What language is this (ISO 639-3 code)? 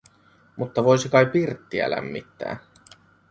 fin